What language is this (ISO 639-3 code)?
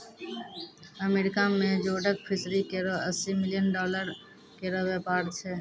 mai